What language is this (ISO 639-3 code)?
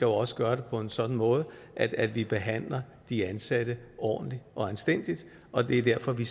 dan